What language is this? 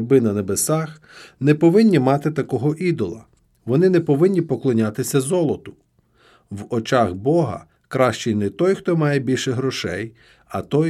Ukrainian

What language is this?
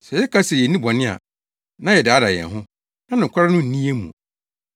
Akan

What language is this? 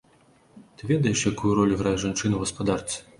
Belarusian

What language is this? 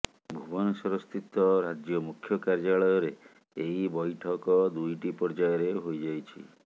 Odia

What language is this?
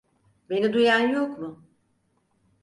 Turkish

